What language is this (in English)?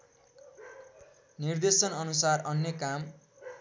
Nepali